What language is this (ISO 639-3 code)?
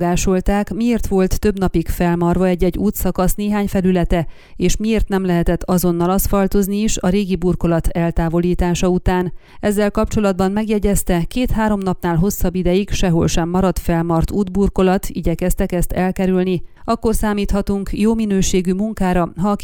hun